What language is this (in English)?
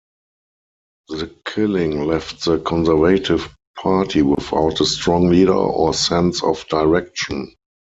English